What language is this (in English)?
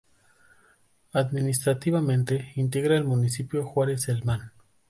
Spanish